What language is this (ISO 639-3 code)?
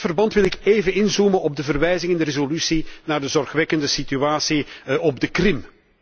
nld